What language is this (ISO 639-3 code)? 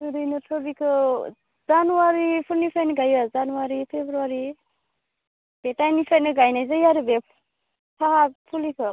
brx